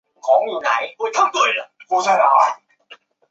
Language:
Chinese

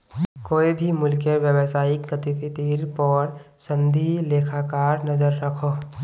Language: Magahi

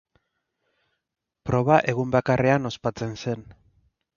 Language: Basque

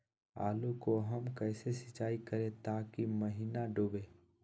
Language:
Magahi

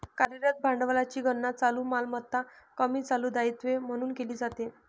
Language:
Marathi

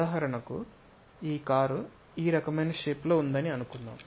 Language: Telugu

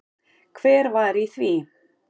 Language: Icelandic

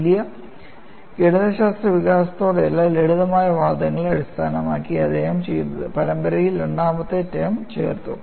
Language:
Malayalam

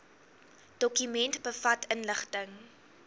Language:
Afrikaans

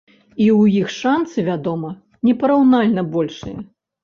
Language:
Belarusian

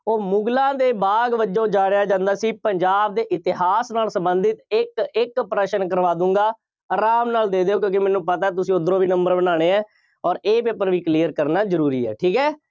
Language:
Punjabi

